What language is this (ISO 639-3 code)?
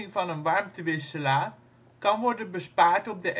nld